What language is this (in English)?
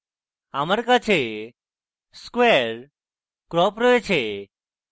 Bangla